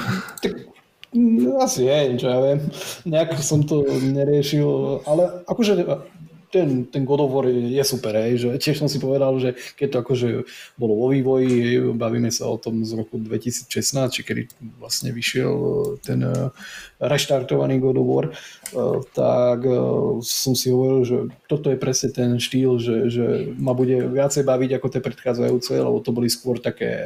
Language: Slovak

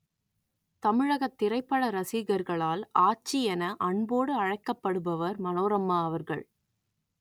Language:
Tamil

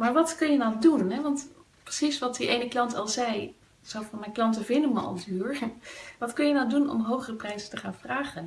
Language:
Dutch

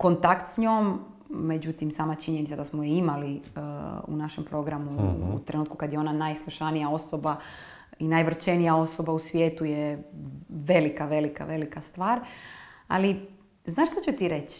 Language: Croatian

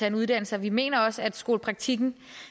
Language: Danish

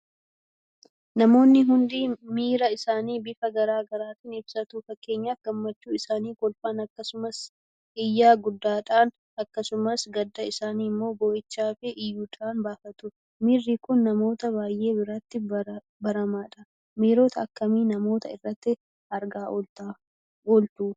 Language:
Oromo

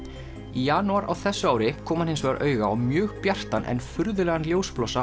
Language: Icelandic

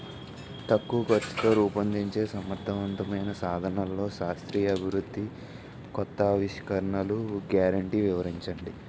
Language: Telugu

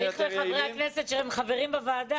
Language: Hebrew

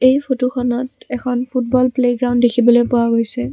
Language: Assamese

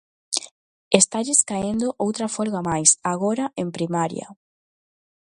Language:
Galician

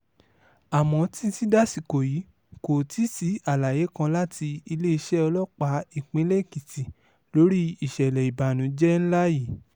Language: Yoruba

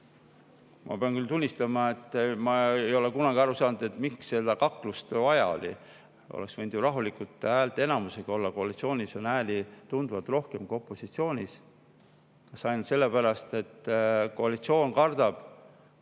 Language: Estonian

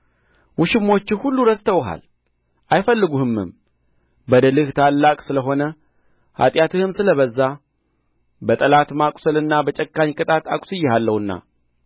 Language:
Amharic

